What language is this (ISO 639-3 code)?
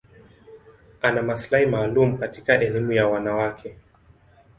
swa